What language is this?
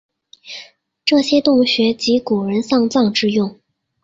Chinese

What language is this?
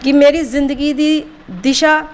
Dogri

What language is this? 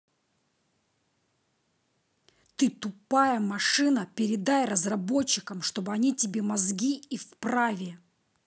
Russian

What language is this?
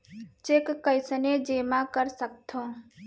Chhattisgarhi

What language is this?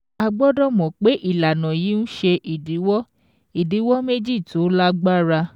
Yoruba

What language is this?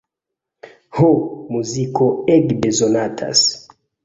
Esperanto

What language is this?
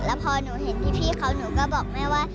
Thai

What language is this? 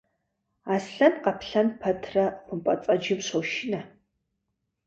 Kabardian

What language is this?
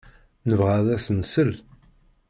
Kabyle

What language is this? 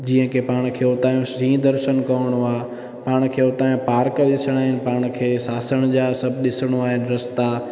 Sindhi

